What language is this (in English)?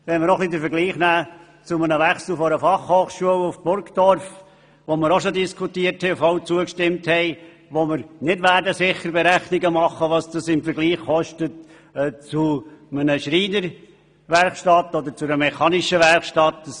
Swiss German